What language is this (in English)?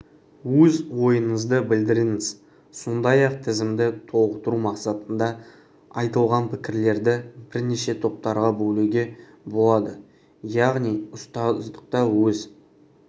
Kazakh